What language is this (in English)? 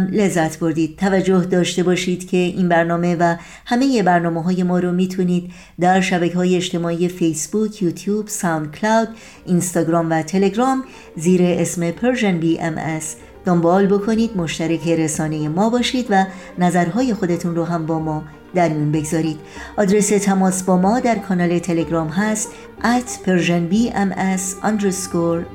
Persian